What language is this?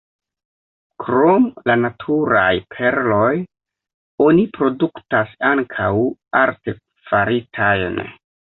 Esperanto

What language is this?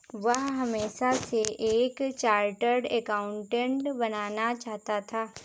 Hindi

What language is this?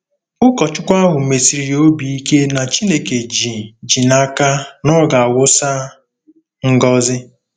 Igbo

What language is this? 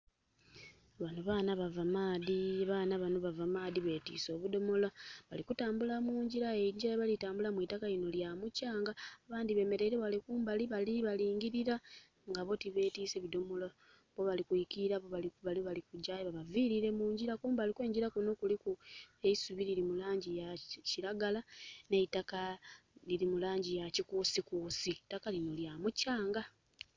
Soga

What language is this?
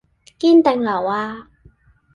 Cantonese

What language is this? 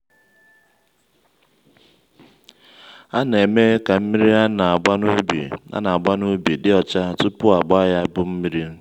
Igbo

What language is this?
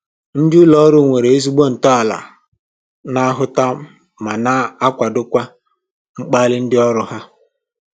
Igbo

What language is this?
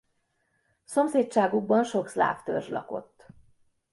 Hungarian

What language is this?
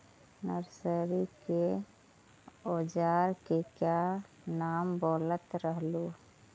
Magahi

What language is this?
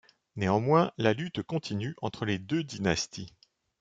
French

